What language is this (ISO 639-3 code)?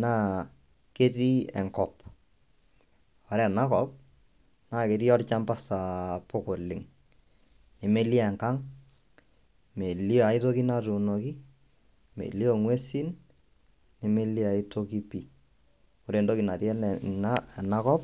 mas